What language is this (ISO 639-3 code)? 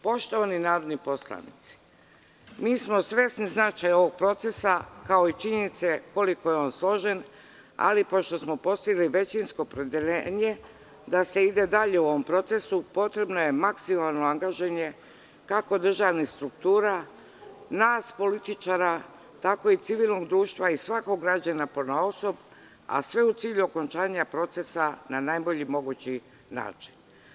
srp